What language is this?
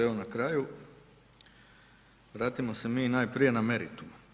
Croatian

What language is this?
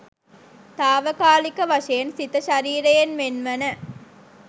Sinhala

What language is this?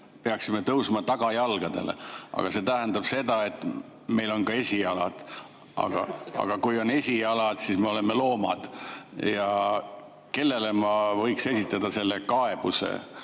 Estonian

